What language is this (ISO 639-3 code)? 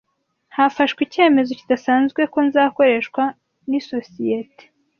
kin